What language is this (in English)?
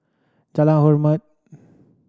English